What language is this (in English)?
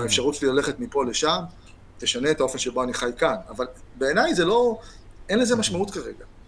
Hebrew